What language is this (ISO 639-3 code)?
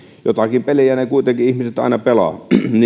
fin